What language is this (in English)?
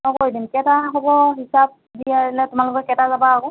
Assamese